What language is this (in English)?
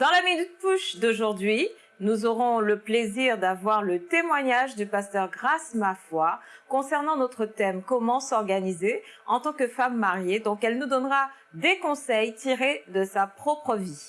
French